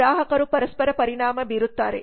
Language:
Kannada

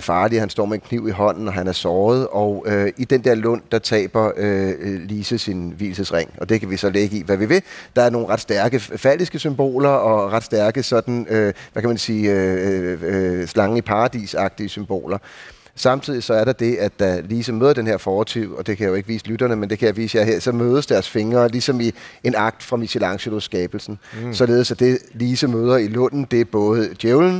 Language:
Danish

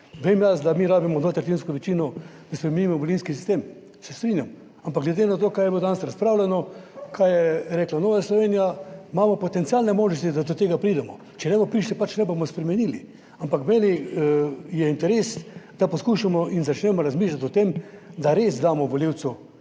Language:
Slovenian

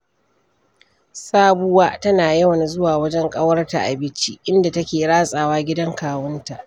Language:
Hausa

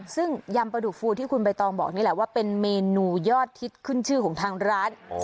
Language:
Thai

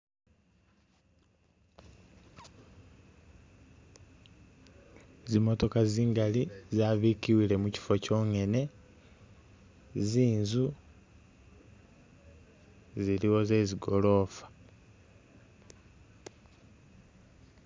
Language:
Masaaba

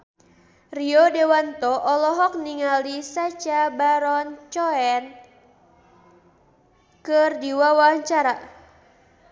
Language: Sundanese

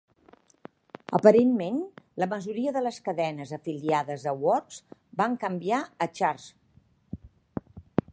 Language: Catalan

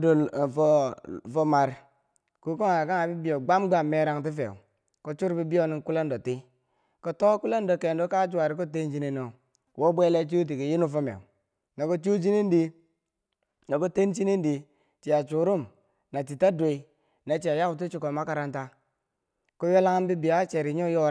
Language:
Bangwinji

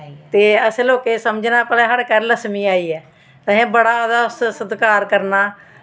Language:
Dogri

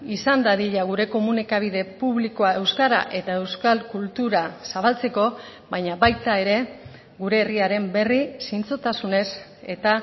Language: Basque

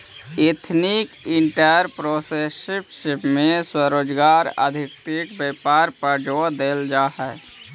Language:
Magahi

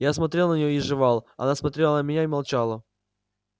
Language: Russian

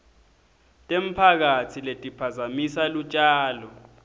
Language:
Swati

